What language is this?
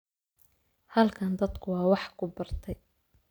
Somali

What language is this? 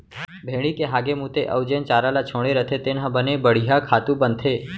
Chhattisgarhi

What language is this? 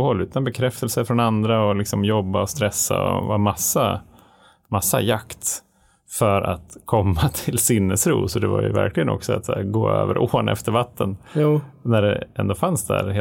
Swedish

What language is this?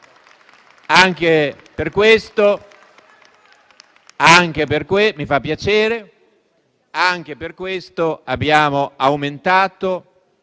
Italian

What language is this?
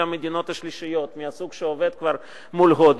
Hebrew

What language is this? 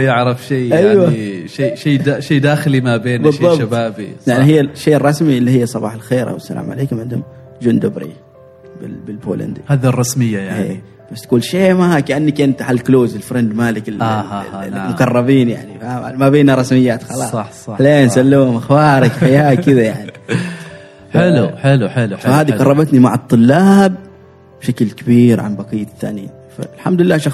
Arabic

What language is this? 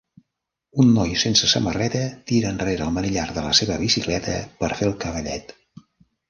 Catalan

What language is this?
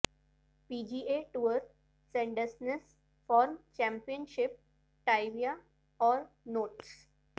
Urdu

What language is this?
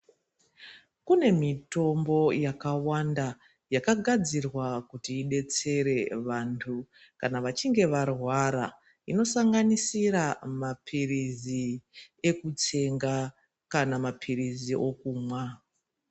Ndau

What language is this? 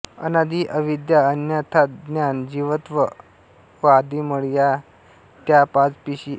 Marathi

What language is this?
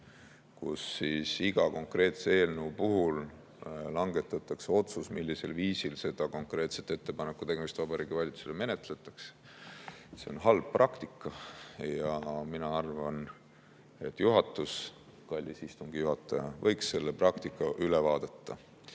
Estonian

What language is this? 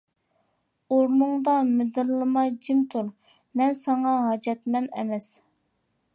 Uyghur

